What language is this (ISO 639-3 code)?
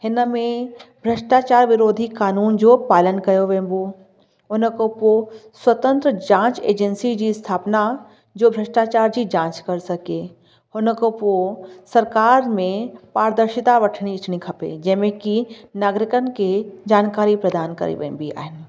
snd